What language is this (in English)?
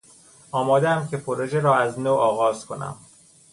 Persian